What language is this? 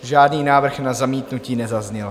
Czech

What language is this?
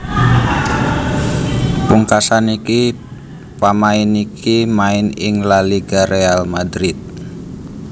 Javanese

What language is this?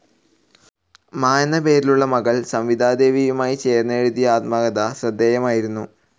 Malayalam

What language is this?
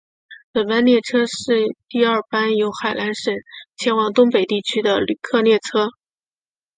Chinese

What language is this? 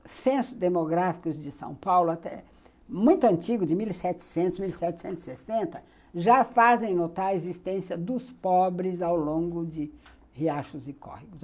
Portuguese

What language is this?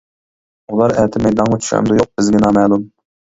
Uyghur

